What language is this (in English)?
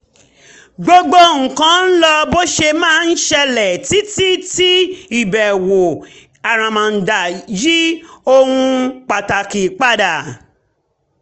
Yoruba